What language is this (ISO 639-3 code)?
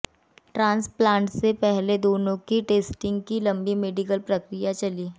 hin